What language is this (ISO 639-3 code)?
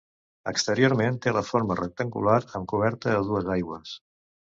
cat